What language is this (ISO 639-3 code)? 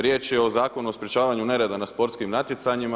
hrv